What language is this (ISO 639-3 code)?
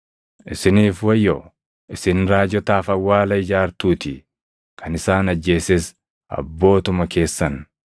orm